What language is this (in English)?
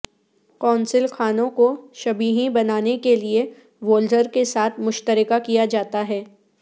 Urdu